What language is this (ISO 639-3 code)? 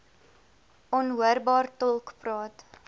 afr